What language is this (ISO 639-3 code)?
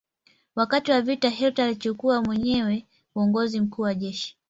swa